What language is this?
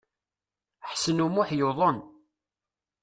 Kabyle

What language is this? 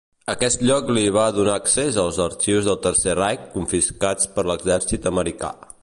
Catalan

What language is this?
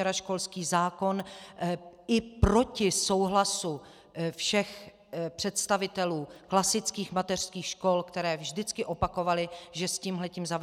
Czech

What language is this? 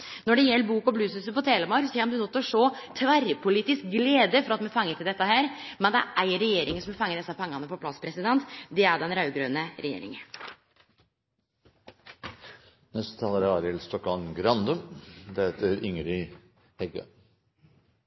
Norwegian Nynorsk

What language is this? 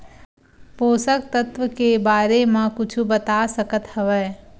Chhattisgarhi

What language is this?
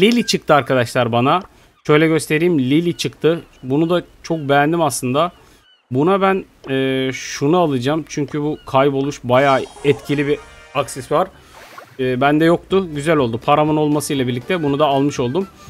Turkish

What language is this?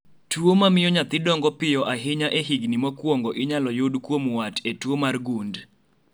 Luo (Kenya and Tanzania)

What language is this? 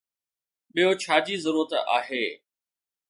Sindhi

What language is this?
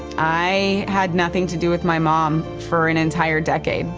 English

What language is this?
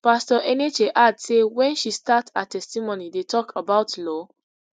Nigerian Pidgin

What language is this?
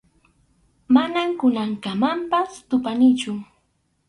Arequipa-La Unión Quechua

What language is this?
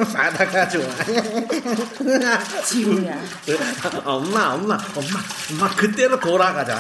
Korean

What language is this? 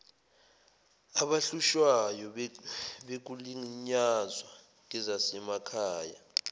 Zulu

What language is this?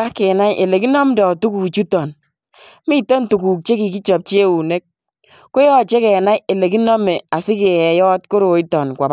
Kalenjin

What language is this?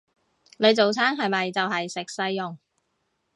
Cantonese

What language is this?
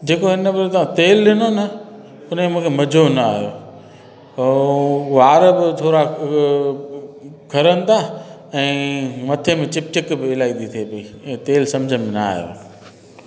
Sindhi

